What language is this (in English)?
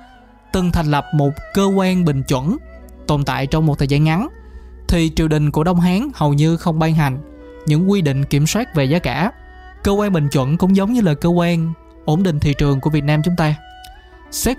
Vietnamese